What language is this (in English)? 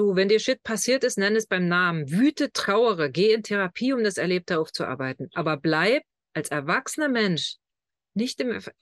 German